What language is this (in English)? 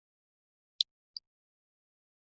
Chinese